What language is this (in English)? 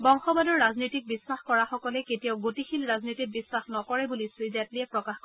Assamese